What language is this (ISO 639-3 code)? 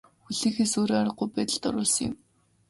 mon